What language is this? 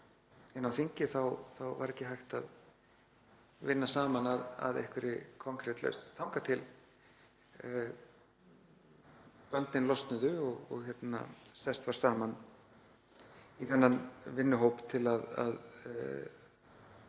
Icelandic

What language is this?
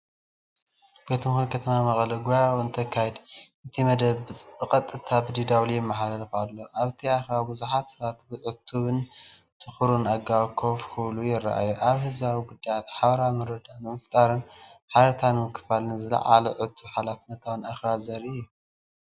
Tigrinya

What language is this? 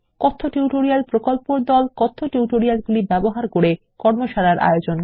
Bangla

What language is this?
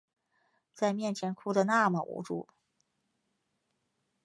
Chinese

